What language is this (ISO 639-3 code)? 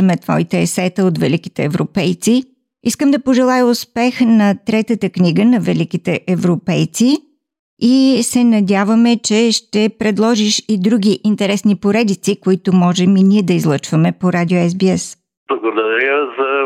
bul